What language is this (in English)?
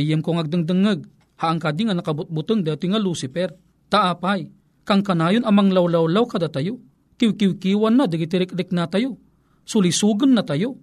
Filipino